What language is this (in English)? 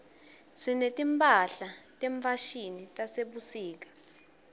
Swati